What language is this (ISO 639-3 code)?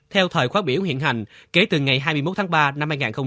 vie